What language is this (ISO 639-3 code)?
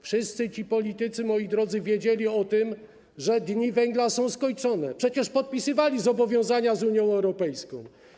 pol